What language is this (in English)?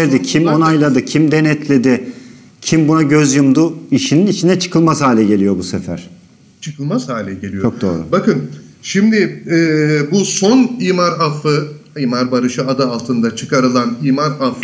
Turkish